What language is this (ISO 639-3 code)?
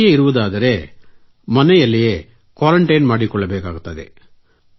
kan